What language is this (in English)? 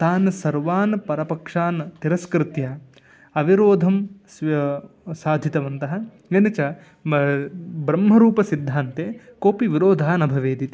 Sanskrit